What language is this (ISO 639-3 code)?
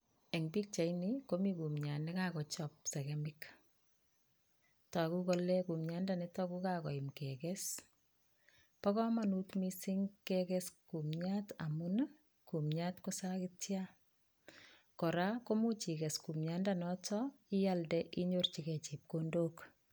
kln